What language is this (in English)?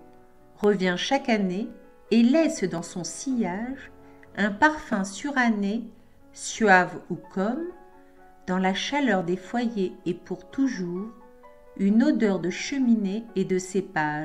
French